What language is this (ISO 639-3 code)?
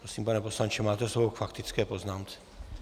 ces